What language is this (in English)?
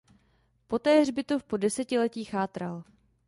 Czech